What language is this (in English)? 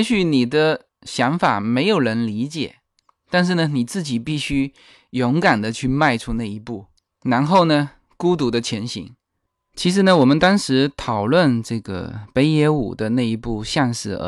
Chinese